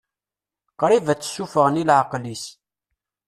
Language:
Kabyle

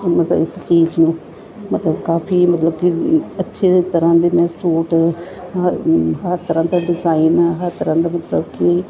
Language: Punjabi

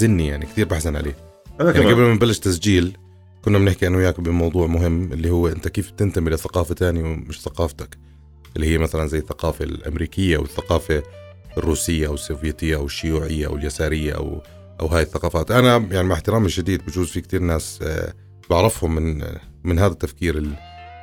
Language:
Arabic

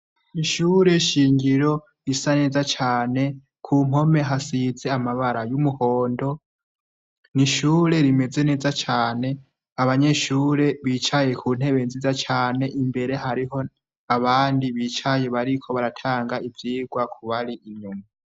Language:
Rundi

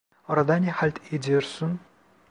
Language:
Turkish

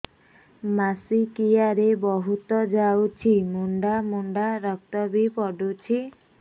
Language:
Odia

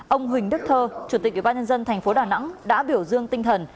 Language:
Vietnamese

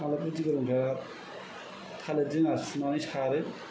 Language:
Bodo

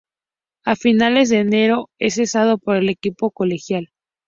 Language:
Spanish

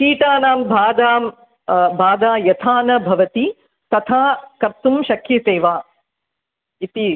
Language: Sanskrit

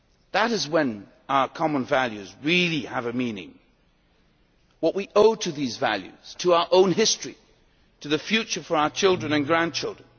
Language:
English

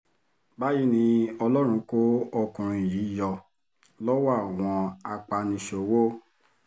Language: Yoruba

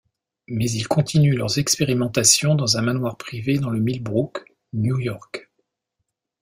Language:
French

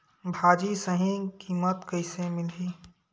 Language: Chhattisgarhi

